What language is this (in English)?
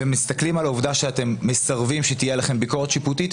Hebrew